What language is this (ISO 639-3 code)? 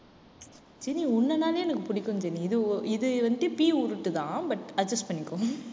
tam